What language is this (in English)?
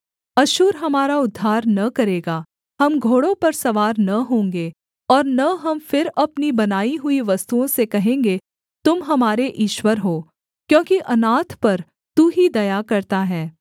Hindi